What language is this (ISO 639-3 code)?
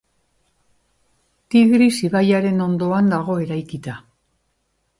eus